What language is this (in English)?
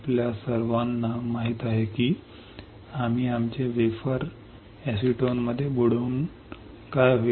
Marathi